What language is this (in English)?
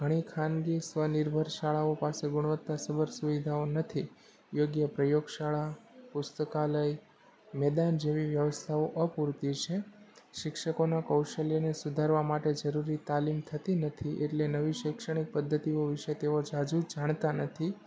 Gujarati